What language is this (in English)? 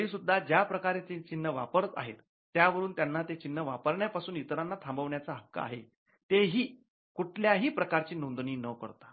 Marathi